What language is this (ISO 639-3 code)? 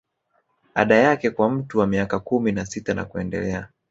swa